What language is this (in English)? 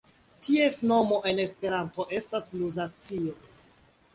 Esperanto